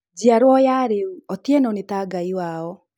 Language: Kikuyu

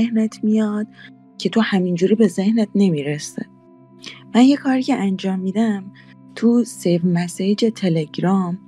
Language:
Persian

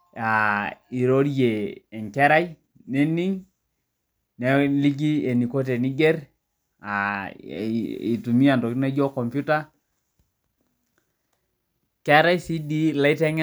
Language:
Masai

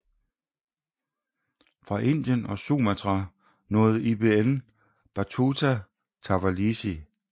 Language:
Danish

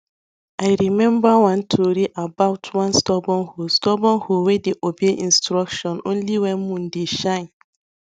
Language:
Nigerian Pidgin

